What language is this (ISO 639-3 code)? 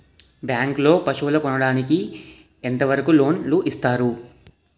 tel